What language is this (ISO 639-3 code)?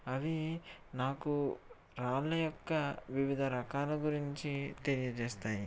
tel